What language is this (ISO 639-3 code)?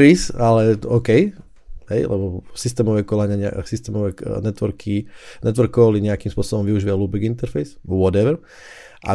slk